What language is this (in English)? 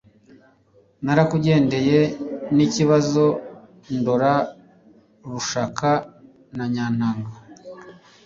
Kinyarwanda